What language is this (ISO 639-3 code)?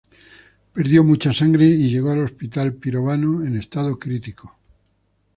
spa